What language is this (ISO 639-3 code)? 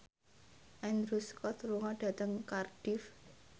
jav